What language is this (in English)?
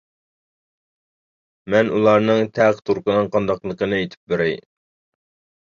Uyghur